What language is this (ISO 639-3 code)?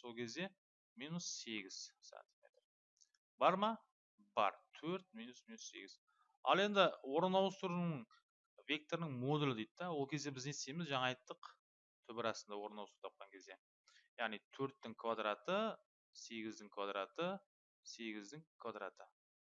tur